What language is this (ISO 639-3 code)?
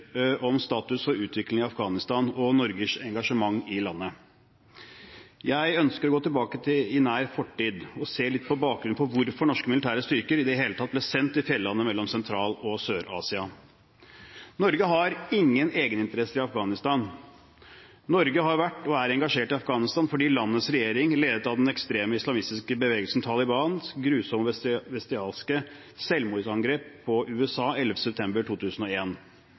nob